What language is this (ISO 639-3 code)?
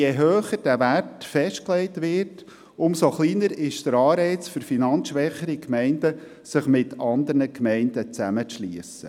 gsw